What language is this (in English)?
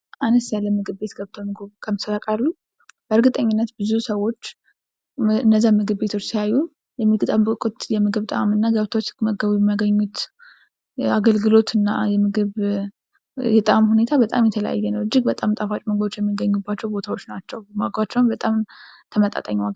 Amharic